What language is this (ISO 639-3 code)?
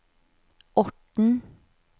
nor